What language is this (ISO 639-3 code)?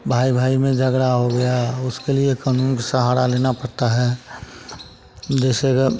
hin